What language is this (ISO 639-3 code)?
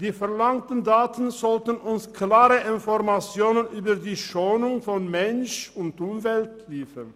gsw